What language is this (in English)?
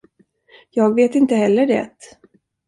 Swedish